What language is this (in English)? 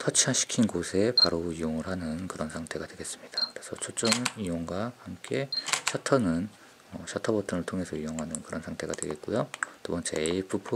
Korean